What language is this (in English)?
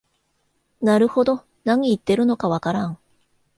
Japanese